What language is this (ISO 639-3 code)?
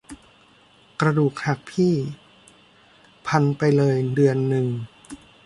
tha